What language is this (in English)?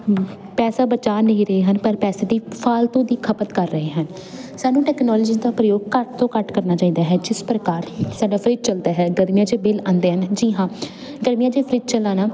Punjabi